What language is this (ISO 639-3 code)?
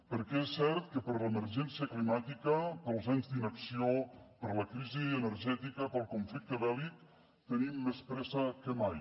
cat